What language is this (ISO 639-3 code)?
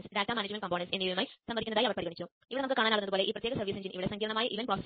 mal